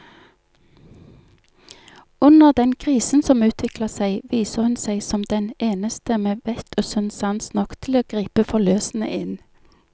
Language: Norwegian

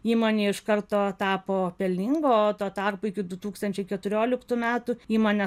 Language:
Lithuanian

